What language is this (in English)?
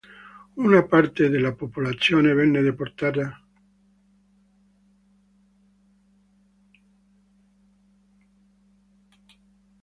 Italian